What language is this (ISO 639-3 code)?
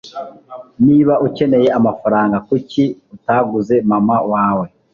kin